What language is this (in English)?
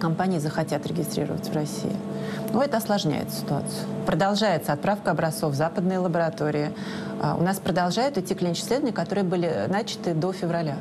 Russian